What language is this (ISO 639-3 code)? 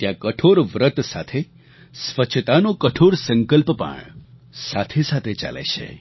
guj